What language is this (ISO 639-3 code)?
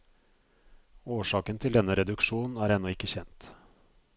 nor